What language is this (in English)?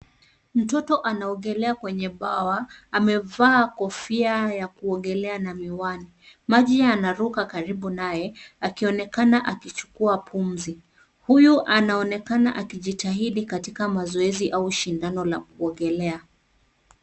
Swahili